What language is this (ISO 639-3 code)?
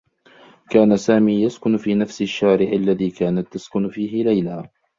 ara